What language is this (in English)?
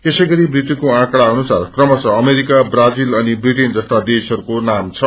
Nepali